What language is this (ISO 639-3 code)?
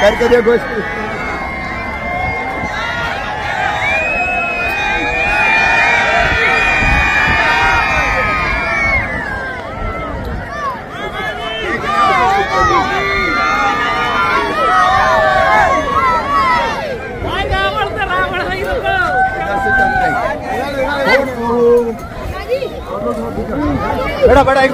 ara